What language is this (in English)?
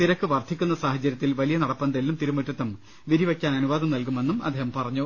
Malayalam